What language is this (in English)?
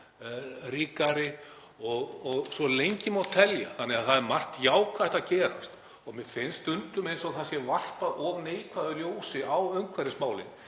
Icelandic